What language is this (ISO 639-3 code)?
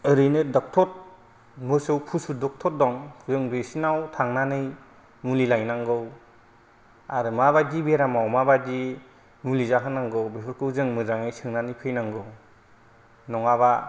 brx